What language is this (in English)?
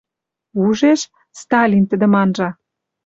Western Mari